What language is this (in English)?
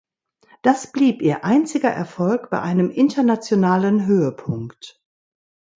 German